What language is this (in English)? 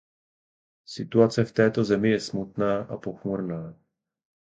Czech